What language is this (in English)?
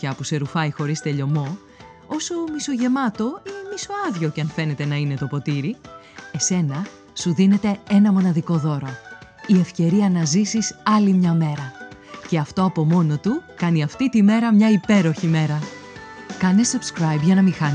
Greek